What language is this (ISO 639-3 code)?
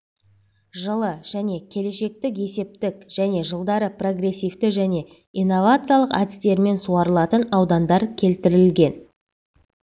kaz